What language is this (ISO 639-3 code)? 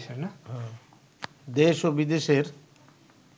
ben